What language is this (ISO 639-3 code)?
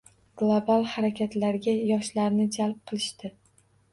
uzb